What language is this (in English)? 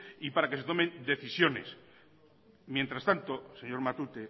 Spanish